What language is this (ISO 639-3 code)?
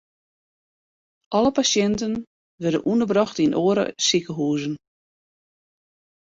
fry